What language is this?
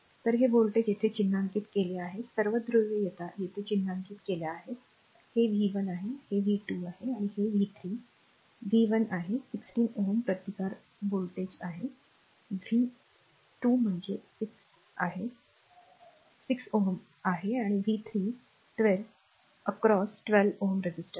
Marathi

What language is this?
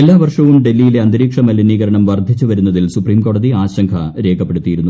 Malayalam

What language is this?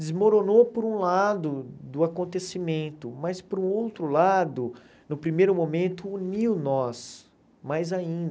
Portuguese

